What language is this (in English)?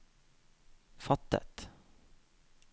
Norwegian